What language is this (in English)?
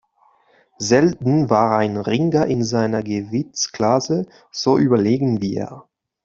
German